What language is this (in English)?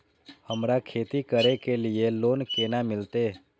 Maithili